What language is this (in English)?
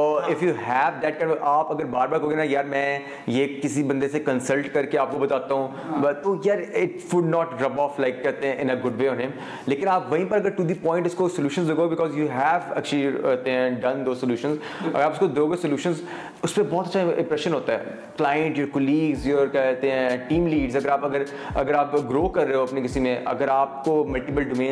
Urdu